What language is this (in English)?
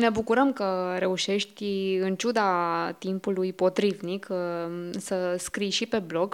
Romanian